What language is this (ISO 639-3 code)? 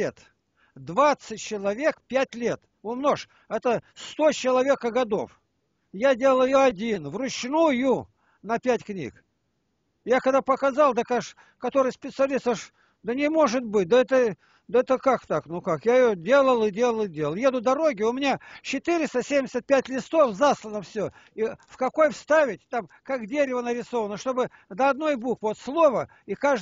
rus